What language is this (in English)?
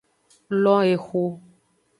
Aja (Benin)